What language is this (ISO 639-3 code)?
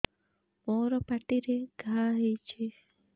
ori